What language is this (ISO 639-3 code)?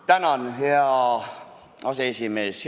est